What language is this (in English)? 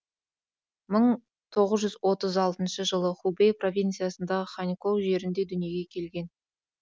Kazakh